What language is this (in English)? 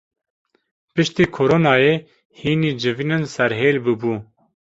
Kurdish